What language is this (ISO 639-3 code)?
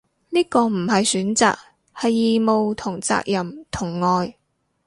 yue